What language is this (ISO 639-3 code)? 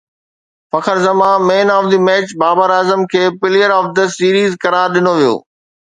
snd